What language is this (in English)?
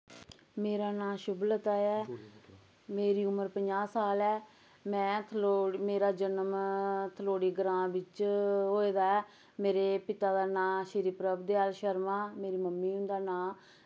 Dogri